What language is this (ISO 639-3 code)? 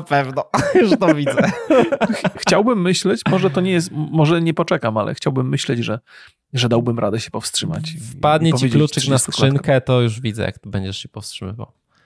pol